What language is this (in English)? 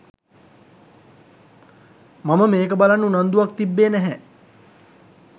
Sinhala